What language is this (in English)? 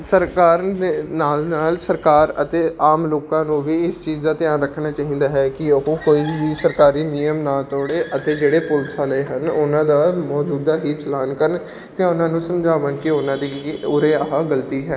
Punjabi